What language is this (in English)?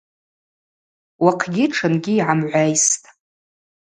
Abaza